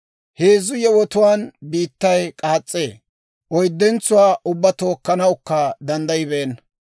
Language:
Dawro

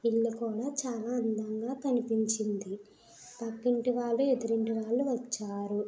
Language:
Telugu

